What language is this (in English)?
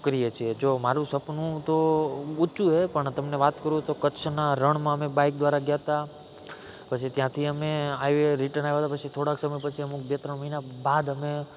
Gujarati